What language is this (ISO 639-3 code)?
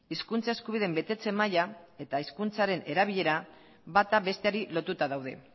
eus